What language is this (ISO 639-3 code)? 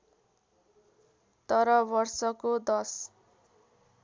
nep